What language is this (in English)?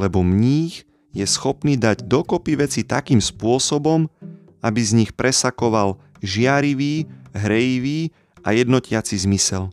Slovak